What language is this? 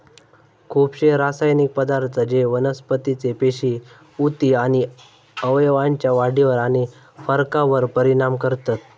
Marathi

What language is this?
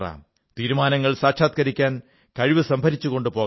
Malayalam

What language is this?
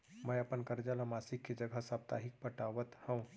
Chhattisgarhi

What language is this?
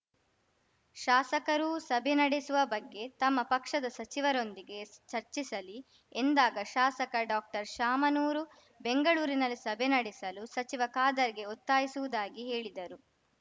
Kannada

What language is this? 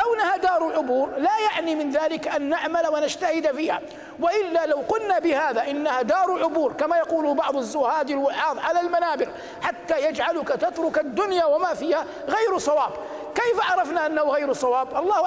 Arabic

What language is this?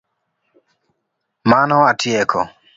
Luo (Kenya and Tanzania)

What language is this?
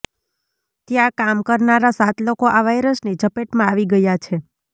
Gujarati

